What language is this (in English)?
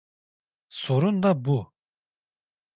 Turkish